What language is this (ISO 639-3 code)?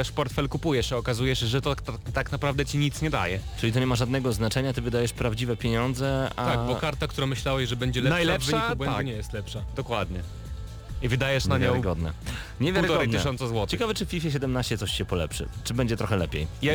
pol